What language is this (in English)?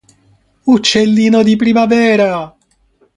Italian